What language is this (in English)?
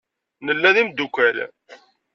Kabyle